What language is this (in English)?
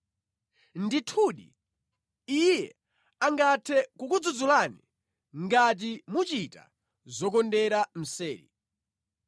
Nyanja